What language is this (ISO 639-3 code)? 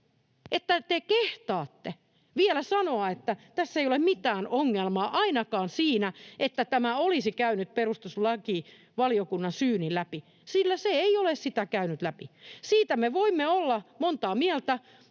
fin